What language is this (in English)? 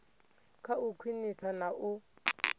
Venda